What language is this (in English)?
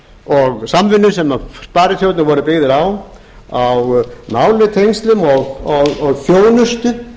Icelandic